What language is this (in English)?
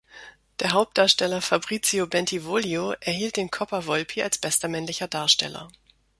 German